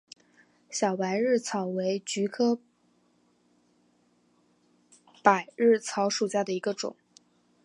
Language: Chinese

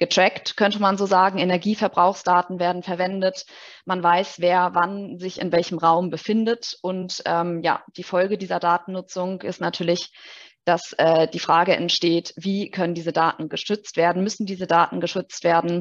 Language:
German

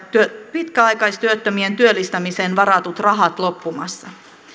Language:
Finnish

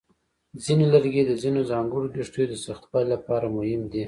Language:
Pashto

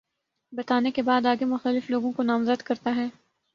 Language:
Urdu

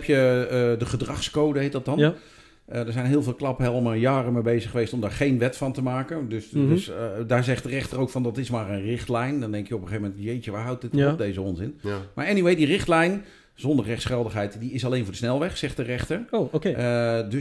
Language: Dutch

